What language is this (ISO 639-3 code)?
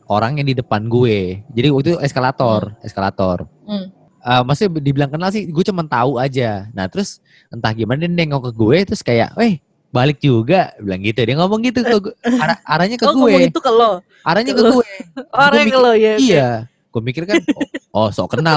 ind